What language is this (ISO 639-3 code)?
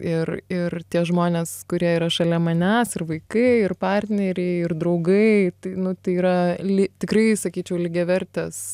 lit